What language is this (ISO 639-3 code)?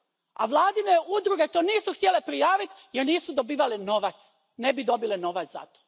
hrv